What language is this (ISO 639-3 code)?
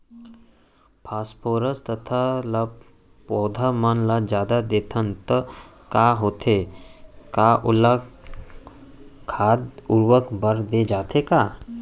hne